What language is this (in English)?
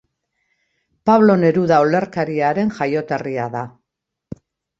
Basque